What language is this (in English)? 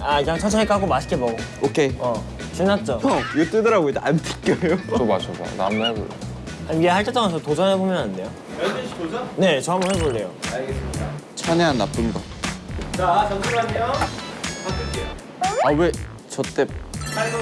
Korean